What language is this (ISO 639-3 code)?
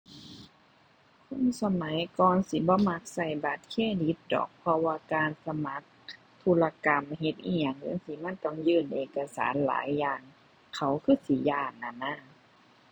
tha